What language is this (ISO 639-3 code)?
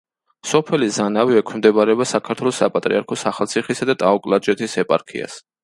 kat